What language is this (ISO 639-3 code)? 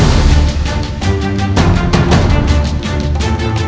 ind